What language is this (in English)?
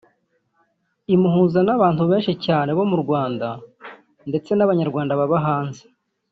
Kinyarwanda